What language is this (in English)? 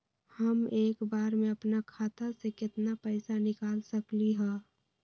Magahi